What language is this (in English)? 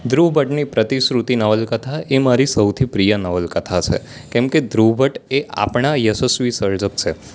Gujarati